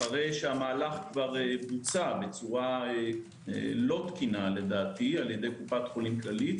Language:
Hebrew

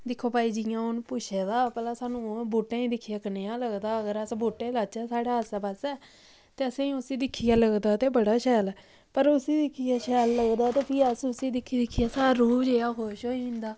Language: Dogri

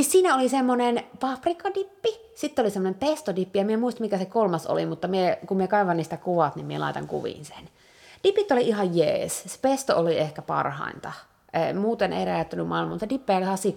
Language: Finnish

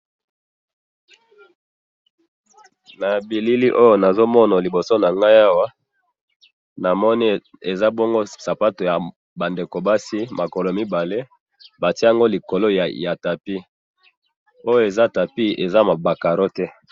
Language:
Lingala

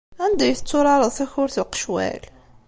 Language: Kabyle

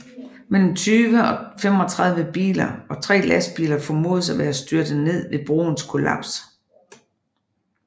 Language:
Danish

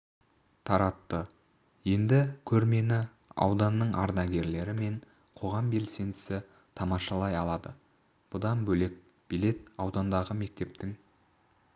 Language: Kazakh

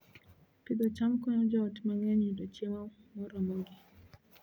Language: Luo (Kenya and Tanzania)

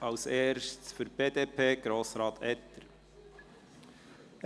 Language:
Swiss German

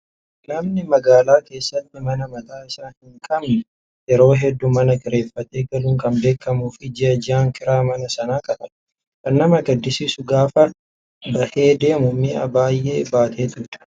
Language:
Oromo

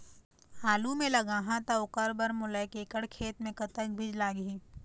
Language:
Chhattisgarhi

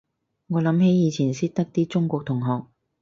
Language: Cantonese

